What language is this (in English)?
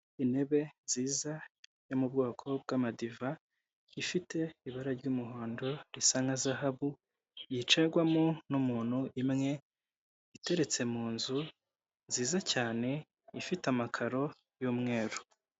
Kinyarwanda